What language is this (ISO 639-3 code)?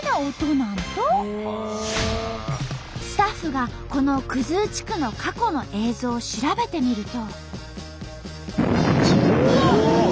jpn